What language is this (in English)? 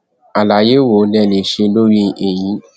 Yoruba